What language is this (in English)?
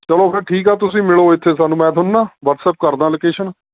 Punjabi